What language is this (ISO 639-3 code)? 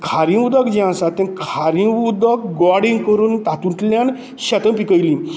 kok